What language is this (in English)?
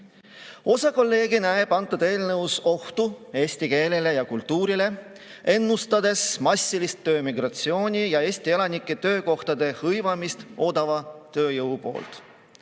Estonian